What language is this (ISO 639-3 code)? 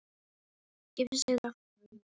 isl